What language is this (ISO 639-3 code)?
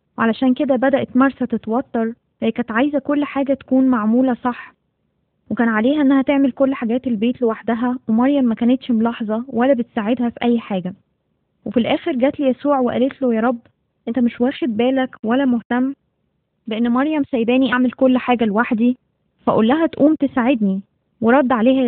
ara